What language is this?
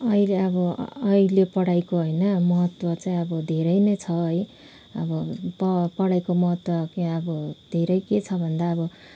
Nepali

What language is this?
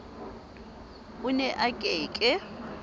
Southern Sotho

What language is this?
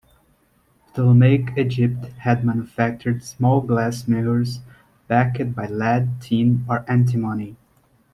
English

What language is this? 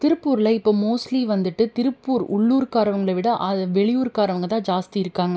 Tamil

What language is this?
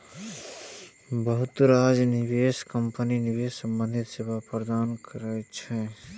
Maithili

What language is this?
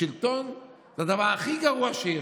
Hebrew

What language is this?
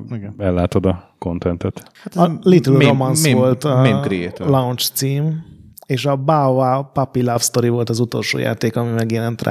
Hungarian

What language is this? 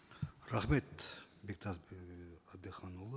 Kazakh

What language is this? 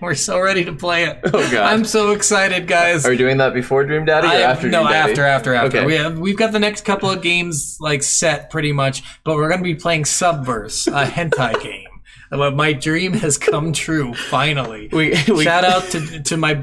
English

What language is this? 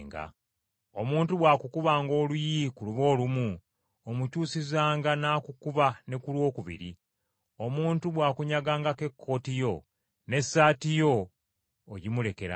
Ganda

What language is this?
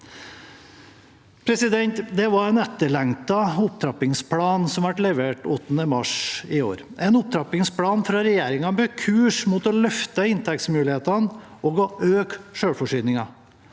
Norwegian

